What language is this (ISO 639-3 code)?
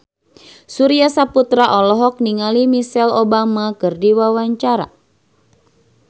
sun